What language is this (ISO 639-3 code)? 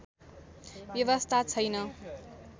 nep